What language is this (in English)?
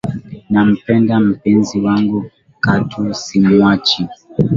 Swahili